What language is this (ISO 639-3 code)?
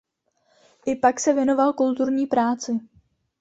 ces